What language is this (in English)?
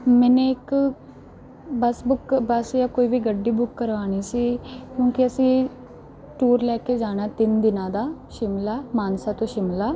Punjabi